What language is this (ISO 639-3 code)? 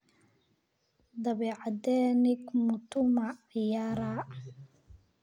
som